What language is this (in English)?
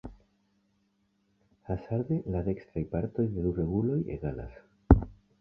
Esperanto